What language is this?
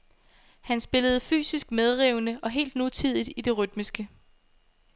Danish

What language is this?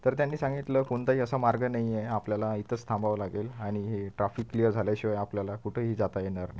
Marathi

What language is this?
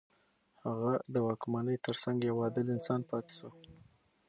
Pashto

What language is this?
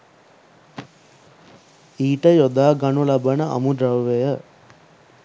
Sinhala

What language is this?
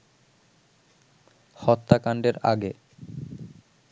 Bangla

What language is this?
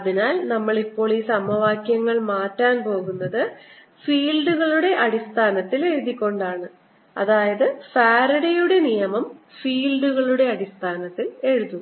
Malayalam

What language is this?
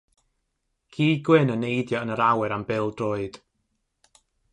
Welsh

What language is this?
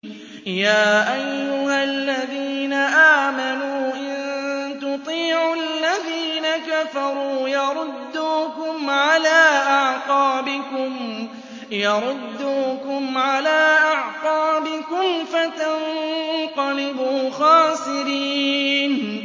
Arabic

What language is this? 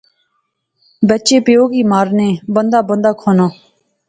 Pahari-Potwari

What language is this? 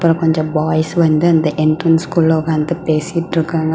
Tamil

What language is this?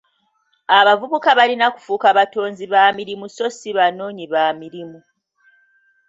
Ganda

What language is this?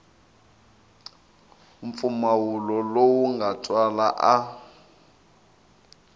Tsonga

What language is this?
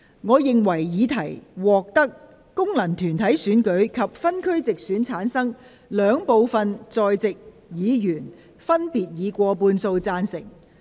Cantonese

